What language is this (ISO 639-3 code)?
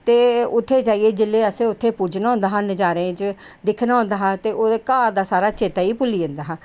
doi